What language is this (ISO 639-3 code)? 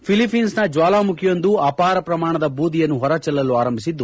kan